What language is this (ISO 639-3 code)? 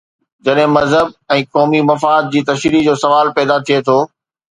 snd